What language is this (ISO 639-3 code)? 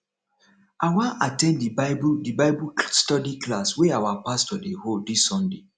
pcm